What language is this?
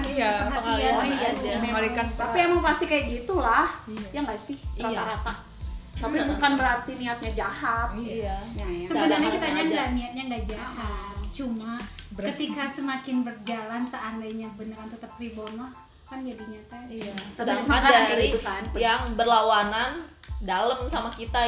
Indonesian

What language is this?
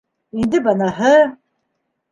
Bashkir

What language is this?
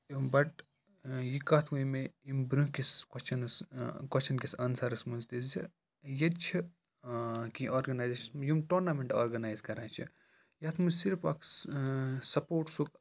Kashmiri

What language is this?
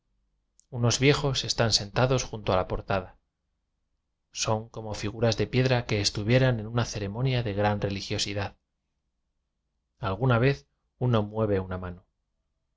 Spanish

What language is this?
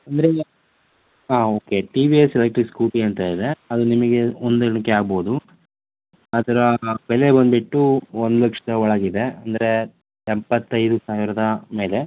Kannada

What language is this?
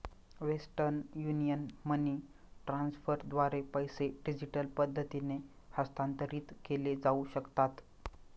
Marathi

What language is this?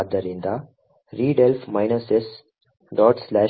Kannada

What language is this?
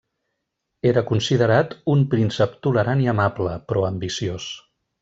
Catalan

